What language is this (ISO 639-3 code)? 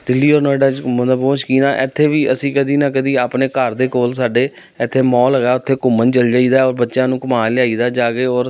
pan